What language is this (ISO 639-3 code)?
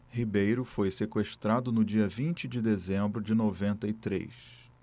por